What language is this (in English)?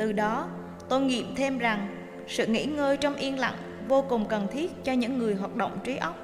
Vietnamese